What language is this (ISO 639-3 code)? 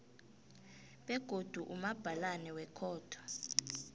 nbl